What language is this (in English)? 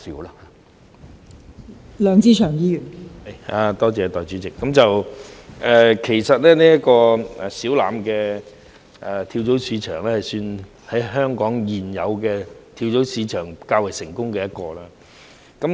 Cantonese